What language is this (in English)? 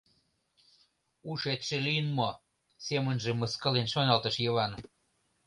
Mari